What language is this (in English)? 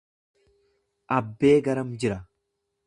Oromo